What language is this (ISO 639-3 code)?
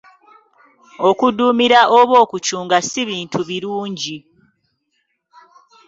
lug